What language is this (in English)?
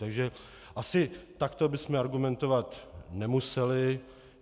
Czech